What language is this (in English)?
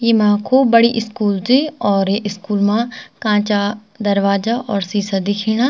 Garhwali